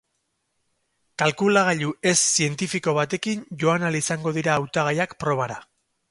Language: Basque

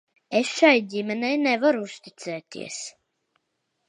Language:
Latvian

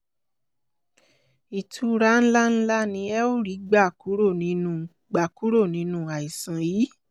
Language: Yoruba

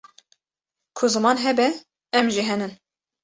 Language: Kurdish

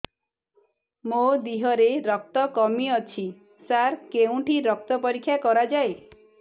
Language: Odia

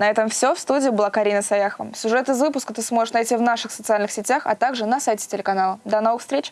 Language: Russian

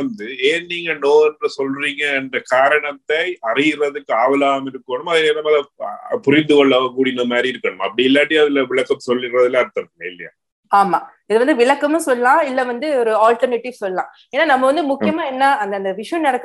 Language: Tamil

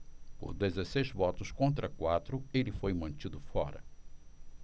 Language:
Portuguese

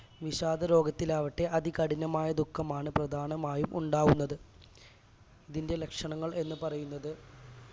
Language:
Malayalam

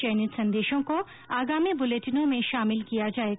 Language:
Hindi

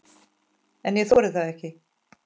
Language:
Icelandic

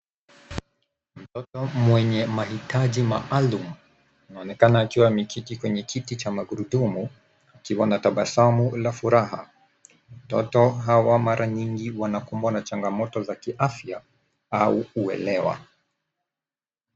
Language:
Swahili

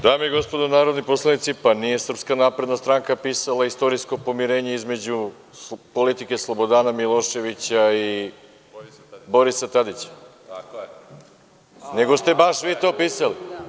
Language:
Serbian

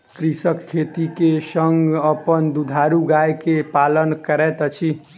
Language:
Maithili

